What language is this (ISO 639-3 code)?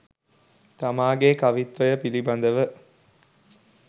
sin